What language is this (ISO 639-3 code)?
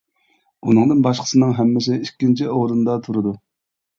uig